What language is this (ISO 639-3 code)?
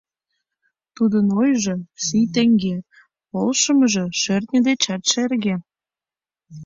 chm